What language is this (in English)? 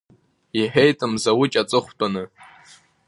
Abkhazian